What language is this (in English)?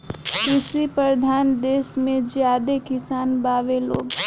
Bhojpuri